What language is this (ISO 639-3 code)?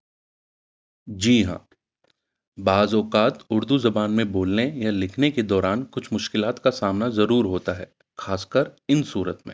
urd